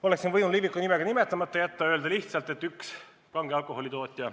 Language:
Estonian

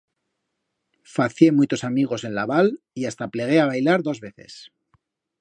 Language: Aragonese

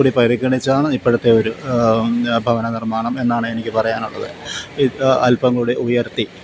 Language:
Malayalam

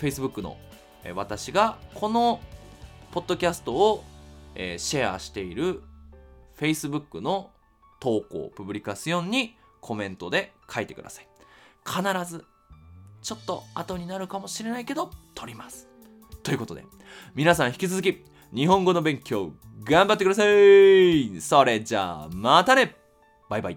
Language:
Japanese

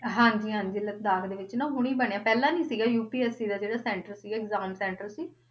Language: Punjabi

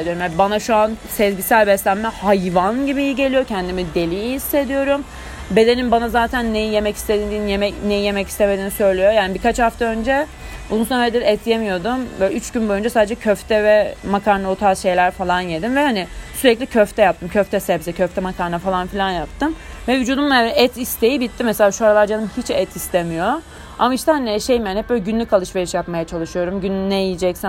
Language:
Turkish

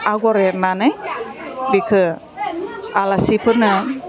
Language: Bodo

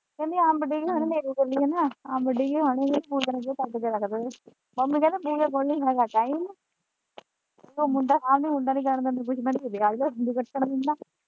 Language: Punjabi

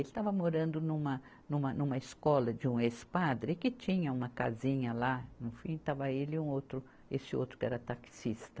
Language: Portuguese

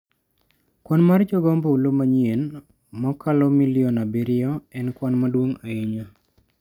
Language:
Luo (Kenya and Tanzania)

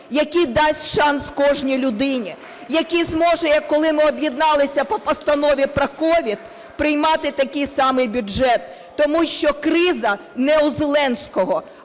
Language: Ukrainian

